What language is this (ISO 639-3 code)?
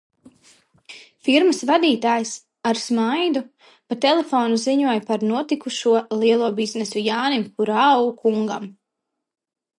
lav